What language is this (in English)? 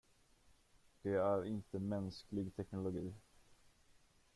Swedish